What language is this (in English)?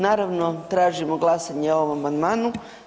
Croatian